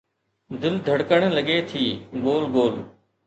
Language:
Sindhi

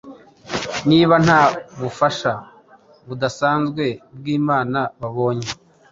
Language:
Kinyarwanda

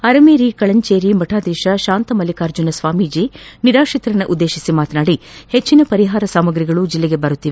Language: Kannada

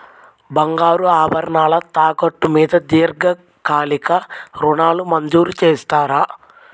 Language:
Telugu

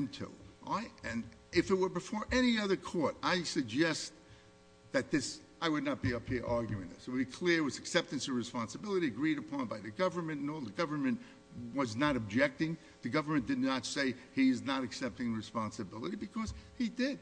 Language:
English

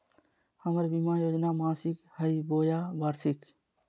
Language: Magahi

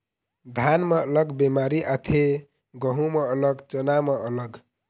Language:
Chhattisgarhi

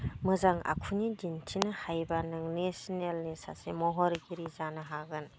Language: Bodo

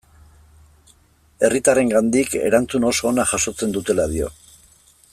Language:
Basque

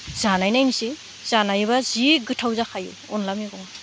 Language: Bodo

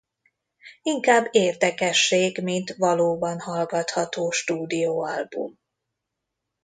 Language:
Hungarian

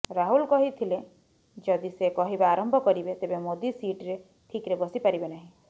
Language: Odia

